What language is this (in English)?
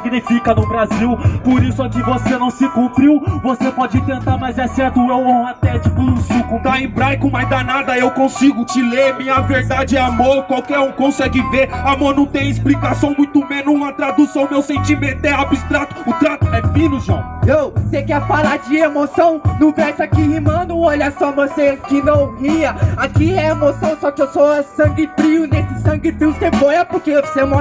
Portuguese